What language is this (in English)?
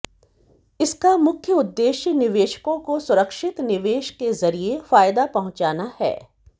Hindi